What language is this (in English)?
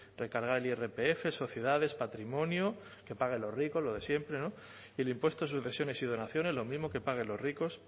Spanish